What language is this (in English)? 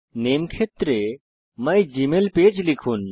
Bangla